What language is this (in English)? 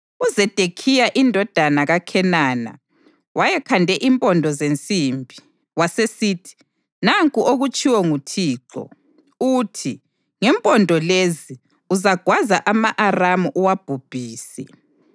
North Ndebele